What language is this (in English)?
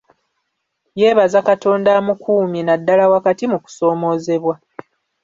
Ganda